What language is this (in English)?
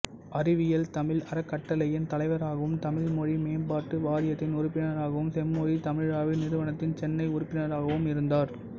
Tamil